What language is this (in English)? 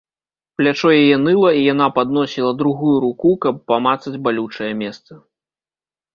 Belarusian